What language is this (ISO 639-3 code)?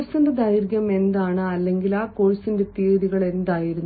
mal